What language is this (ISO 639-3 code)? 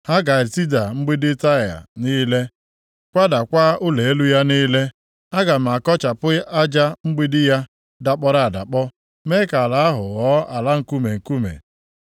ibo